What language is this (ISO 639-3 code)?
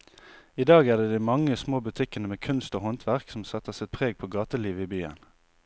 nor